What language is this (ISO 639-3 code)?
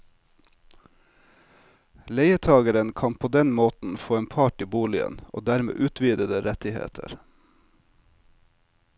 nor